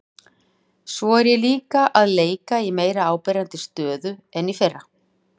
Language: Icelandic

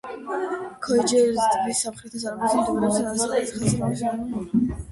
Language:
Georgian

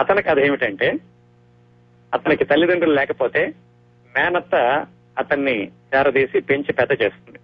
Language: Telugu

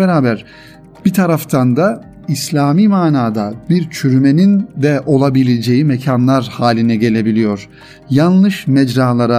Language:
Turkish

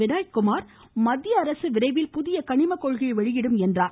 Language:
Tamil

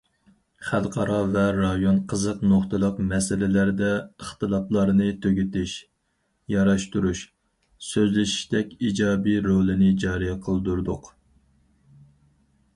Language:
Uyghur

